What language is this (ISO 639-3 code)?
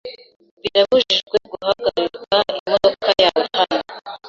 kin